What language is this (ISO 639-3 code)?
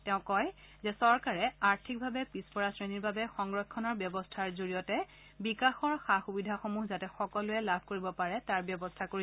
asm